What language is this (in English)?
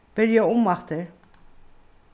Faroese